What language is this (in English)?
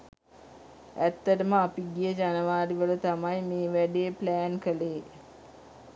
Sinhala